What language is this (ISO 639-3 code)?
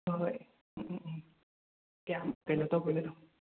mni